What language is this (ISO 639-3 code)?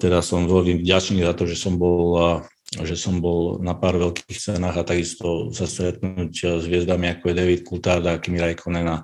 ces